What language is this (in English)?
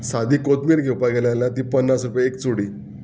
Konkani